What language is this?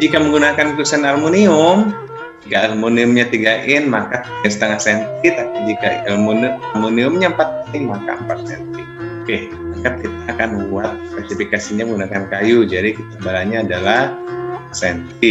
Indonesian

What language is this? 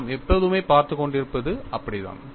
Tamil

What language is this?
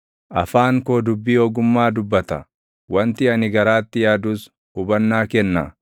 Oromo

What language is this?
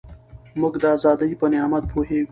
Pashto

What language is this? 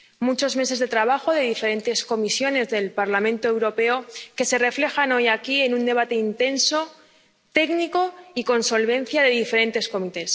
Spanish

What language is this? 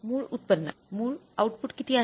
Marathi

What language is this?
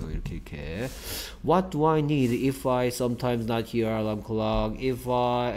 Korean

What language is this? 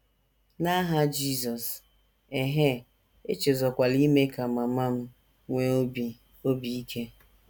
Igbo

